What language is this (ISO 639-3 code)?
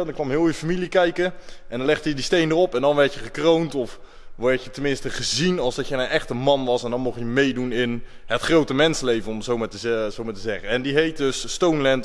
nld